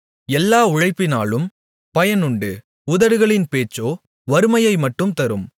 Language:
Tamil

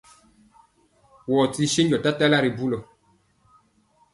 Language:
Mpiemo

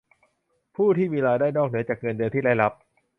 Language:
Thai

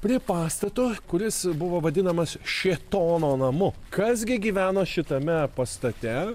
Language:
Lithuanian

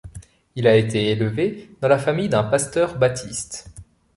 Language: French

